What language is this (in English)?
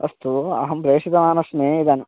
Sanskrit